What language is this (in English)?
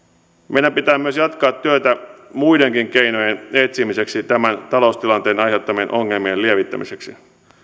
Finnish